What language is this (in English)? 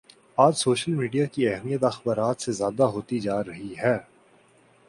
Urdu